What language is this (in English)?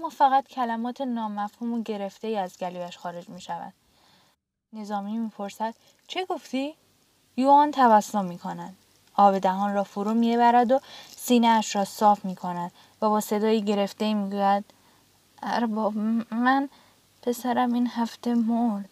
Persian